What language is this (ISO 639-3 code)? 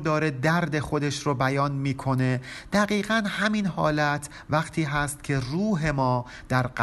fas